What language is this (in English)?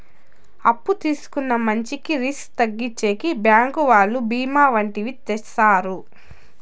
Telugu